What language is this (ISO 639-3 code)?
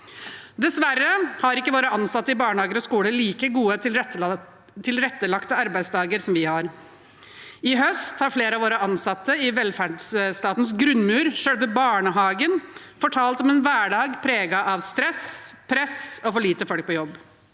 nor